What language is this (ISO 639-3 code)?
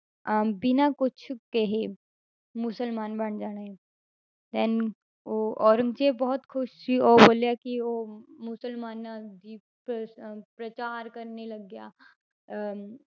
pan